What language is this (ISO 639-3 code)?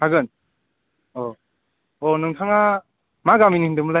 brx